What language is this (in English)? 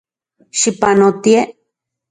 Central Puebla Nahuatl